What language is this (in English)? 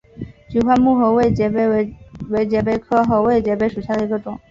Chinese